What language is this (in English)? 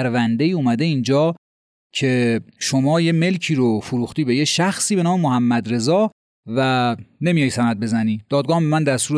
Persian